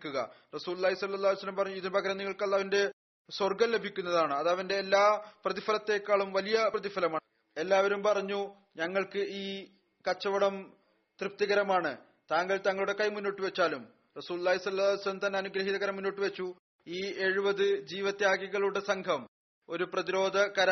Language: Malayalam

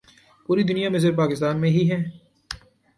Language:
Urdu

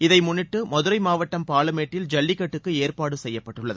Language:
Tamil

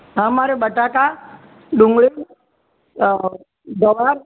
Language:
Gujarati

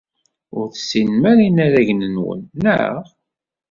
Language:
Kabyle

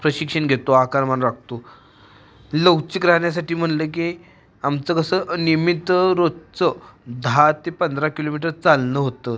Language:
Marathi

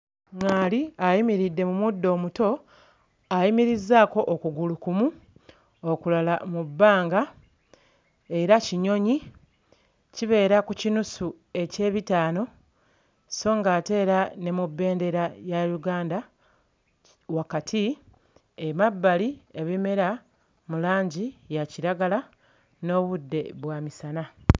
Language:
Ganda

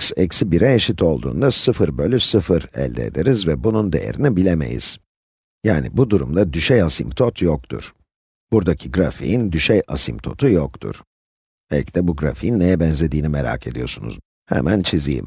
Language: Turkish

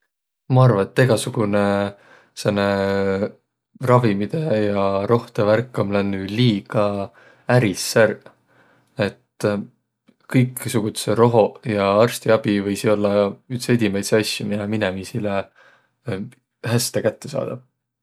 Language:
Võro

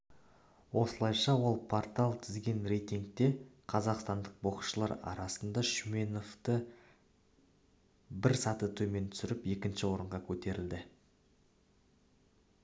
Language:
Kazakh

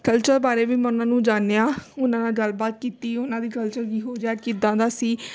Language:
Punjabi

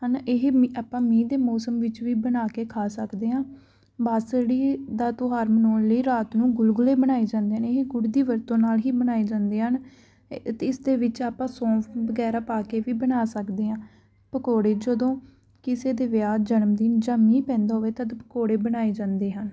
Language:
Punjabi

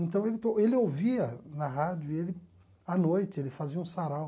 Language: Portuguese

